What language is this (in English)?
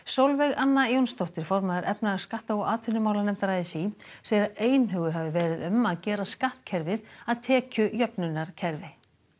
Icelandic